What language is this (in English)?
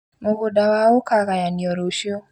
Kikuyu